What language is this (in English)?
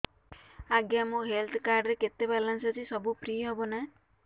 Odia